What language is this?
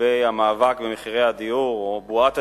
Hebrew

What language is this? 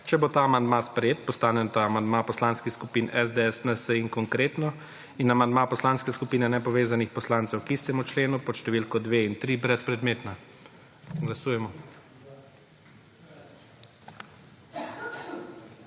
Slovenian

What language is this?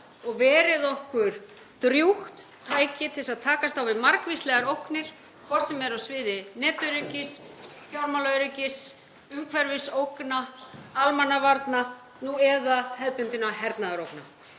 Icelandic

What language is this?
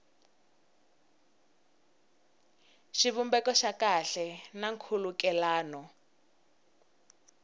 Tsonga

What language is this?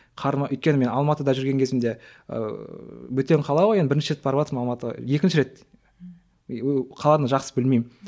Kazakh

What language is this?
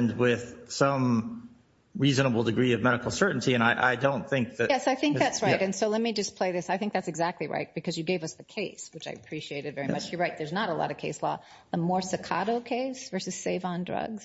English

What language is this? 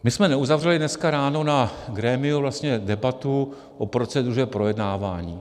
Czech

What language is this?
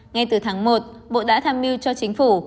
Vietnamese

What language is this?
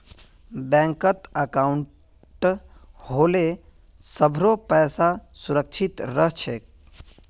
Magahi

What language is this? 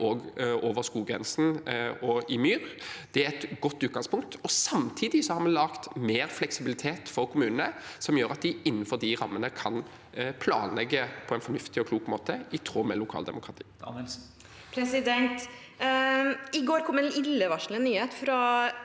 Norwegian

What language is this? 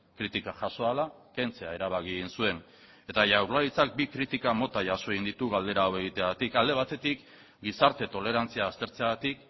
Basque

